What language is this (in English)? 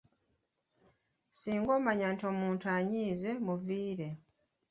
Ganda